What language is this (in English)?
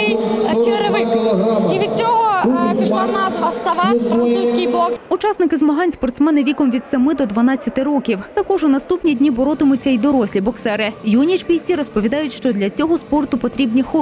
Ukrainian